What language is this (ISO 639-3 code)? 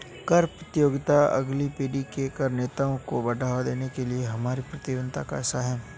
hin